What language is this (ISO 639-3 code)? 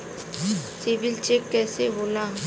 bho